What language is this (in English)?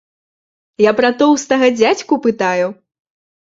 Belarusian